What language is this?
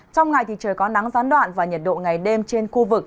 Vietnamese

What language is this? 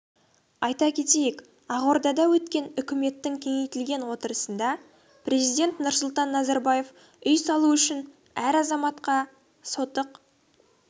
Kazakh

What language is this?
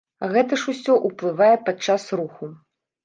Belarusian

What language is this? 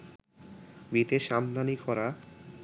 Bangla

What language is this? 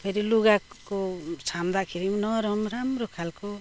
Nepali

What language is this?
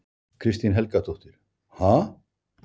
Icelandic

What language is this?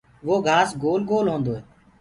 Gurgula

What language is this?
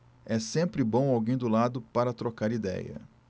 Portuguese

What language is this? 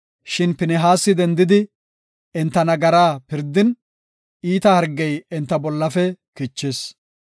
Gofa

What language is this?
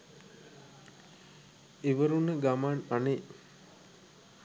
Sinhala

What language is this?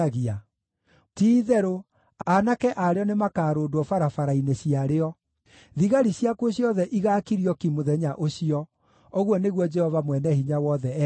Kikuyu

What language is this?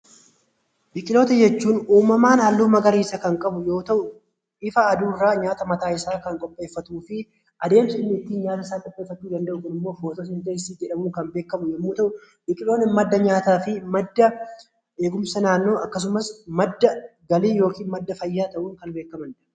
Oromo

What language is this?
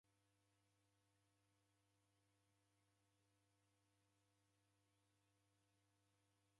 Taita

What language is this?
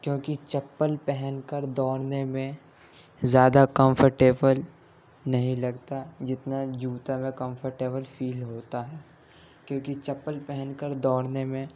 Urdu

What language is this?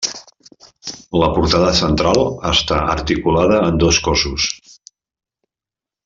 Catalan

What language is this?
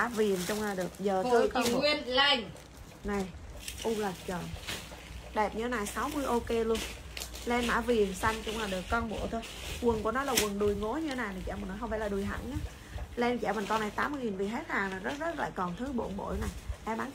Vietnamese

